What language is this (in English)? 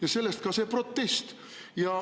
Estonian